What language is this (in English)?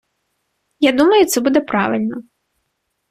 Ukrainian